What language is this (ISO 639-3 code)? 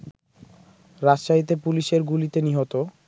ben